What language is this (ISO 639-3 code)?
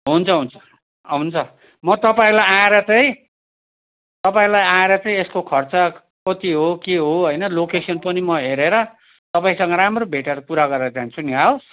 nep